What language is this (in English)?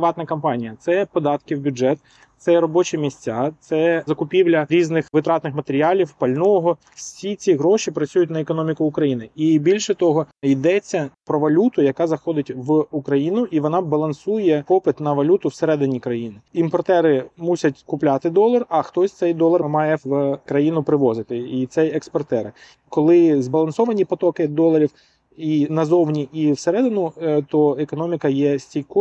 Ukrainian